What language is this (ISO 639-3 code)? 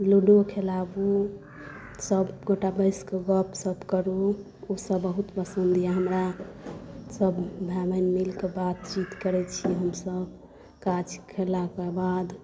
mai